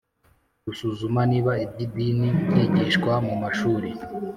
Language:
Kinyarwanda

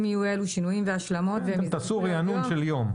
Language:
Hebrew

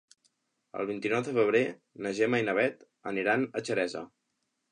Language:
Catalan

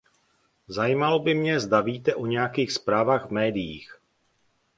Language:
Czech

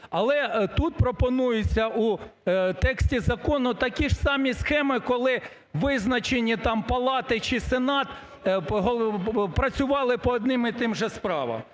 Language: Ukrainian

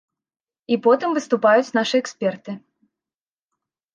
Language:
Belarusian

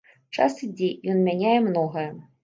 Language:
Belarusian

